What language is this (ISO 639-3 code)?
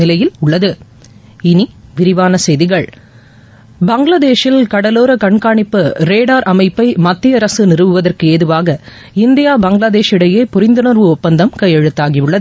tam